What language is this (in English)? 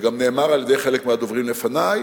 Hebrew